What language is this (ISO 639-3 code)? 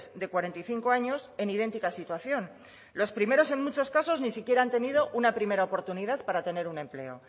spa